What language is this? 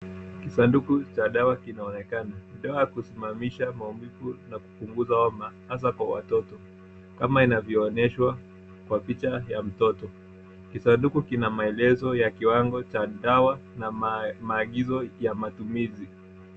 Swahili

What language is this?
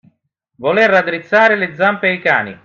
Italian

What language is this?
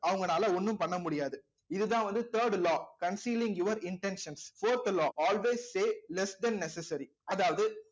Tamil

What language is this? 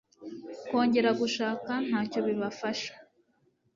Kinyarwanda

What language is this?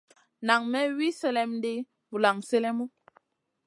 Masana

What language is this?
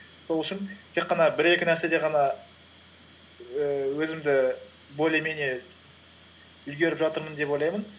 Kazakh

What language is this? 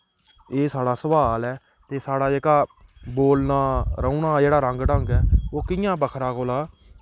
Dogri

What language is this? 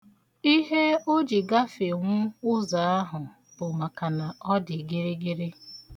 Igbo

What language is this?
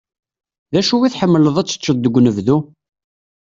Kabyle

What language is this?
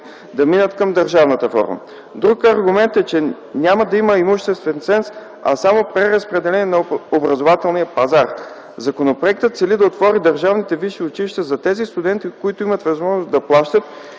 Bulgarian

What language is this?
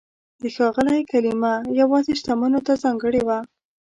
Pashto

